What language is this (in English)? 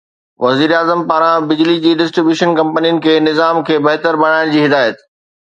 Sindhi